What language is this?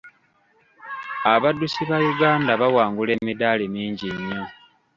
Ganda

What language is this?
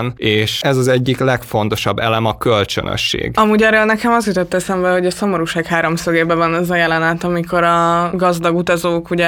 Hungarian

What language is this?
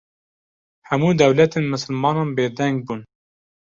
Kurdish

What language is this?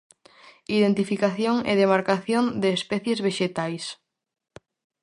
Galician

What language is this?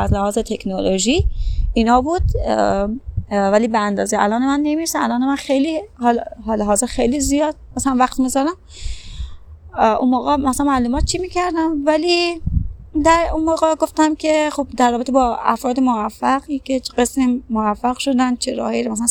Persian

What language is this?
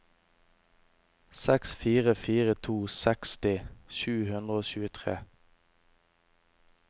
Norwegian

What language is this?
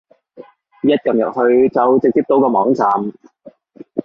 Cantonese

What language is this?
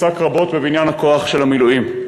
Hebrew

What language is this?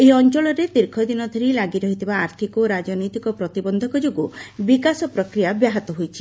Odia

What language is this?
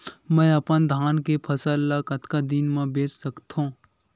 Chhattisgarhi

